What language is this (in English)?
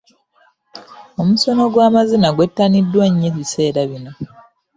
Ganda